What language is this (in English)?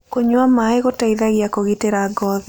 Kikuyu